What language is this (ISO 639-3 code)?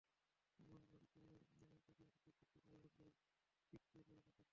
ben